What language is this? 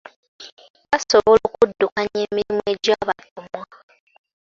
Ganda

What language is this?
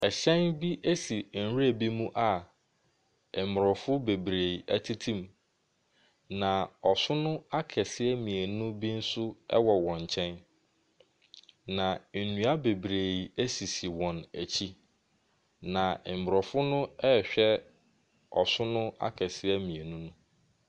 Akan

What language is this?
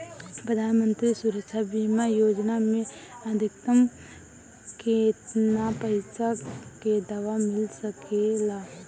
Bhojpuri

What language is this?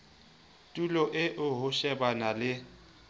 Southern Sotho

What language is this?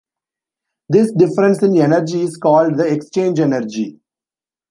English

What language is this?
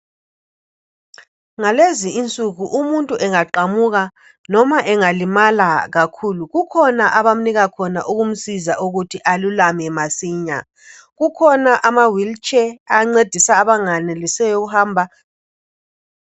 North Ndebele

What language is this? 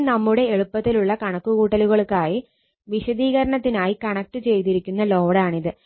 Malayalam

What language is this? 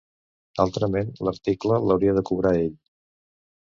Catalan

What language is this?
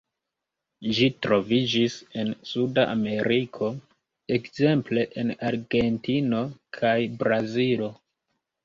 Esperanto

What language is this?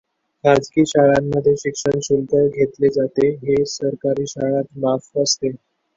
Marathi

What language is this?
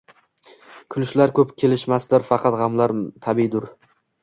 Uzbek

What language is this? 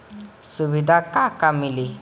Bhojpuri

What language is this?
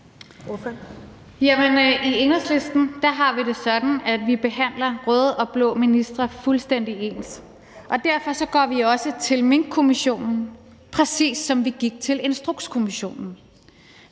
Danish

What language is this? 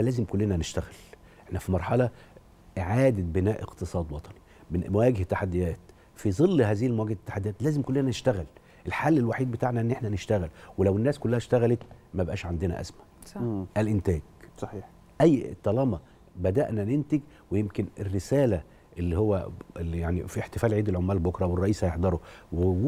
Arabic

